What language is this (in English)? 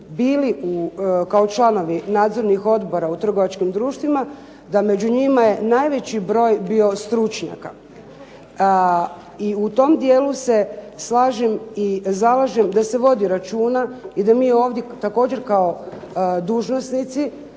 Croatian